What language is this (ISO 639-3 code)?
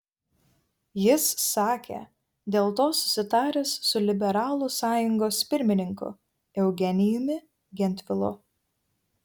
lit